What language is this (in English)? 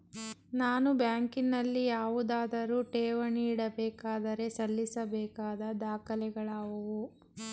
Kannada